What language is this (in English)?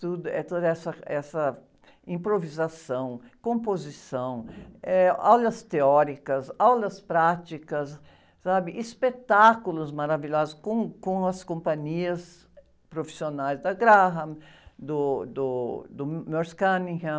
Portuguese